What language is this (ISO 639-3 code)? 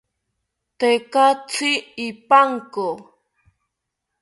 cpy